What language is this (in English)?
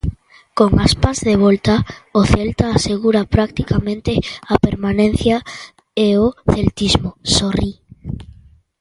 Galician